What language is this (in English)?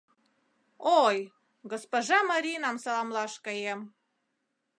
Mari